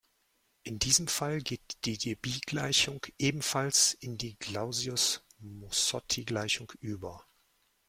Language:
German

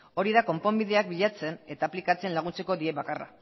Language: Basque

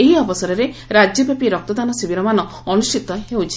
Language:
Odia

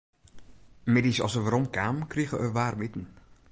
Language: Western Frisian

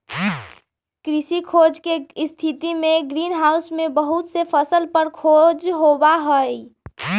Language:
Magahi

